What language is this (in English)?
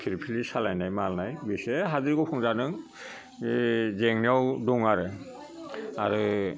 Bodo